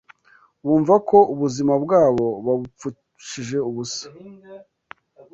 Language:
Kinyarwanda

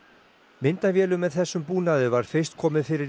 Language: Icelandic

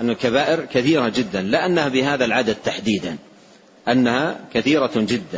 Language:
Arabic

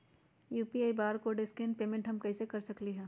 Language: Magahi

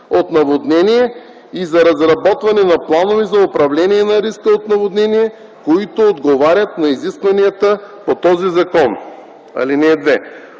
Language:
Bulgarian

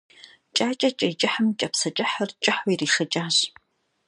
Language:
Kabardian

